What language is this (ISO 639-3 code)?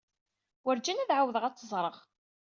kab